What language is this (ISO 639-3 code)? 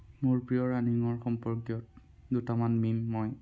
asm